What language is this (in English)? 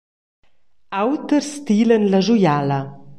Romansh